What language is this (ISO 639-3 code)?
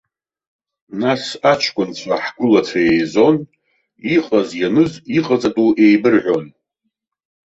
abk